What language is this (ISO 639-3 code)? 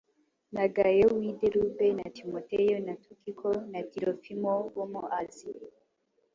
kin